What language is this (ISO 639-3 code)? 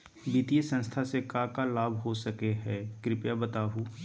mag